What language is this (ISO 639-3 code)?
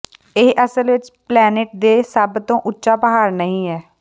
pan